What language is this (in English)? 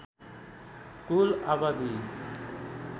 Nepali